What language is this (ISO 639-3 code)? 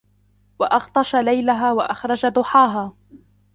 ara